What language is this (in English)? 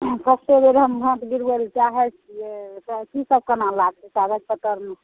Maithili